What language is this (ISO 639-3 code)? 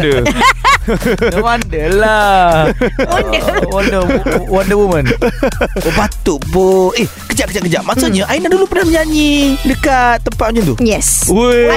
msa